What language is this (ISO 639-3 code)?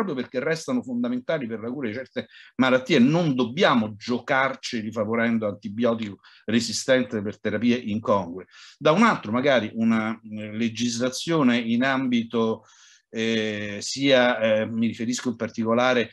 ita